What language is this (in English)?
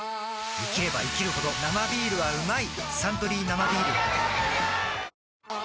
Japanese